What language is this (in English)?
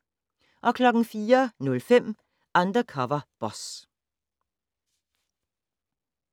Danish